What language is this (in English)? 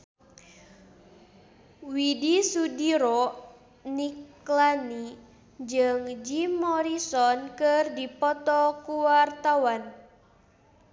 Sundanese